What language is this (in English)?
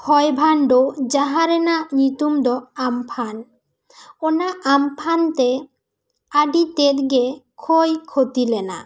Santali